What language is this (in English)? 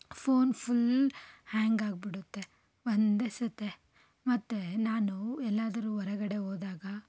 Kannada